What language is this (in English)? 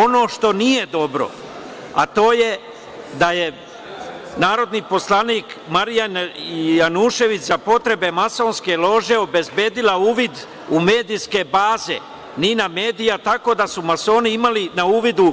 Serbian